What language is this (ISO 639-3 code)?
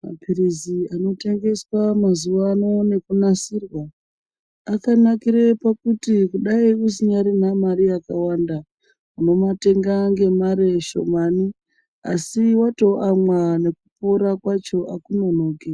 ndc